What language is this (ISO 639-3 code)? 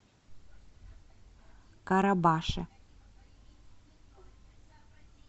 rus